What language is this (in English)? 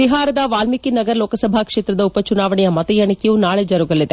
Kannada